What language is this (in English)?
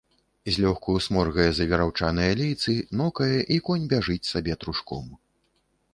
Belarusian